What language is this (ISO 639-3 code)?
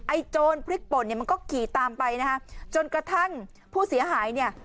tha